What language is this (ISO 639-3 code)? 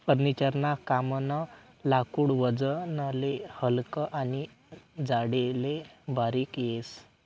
mar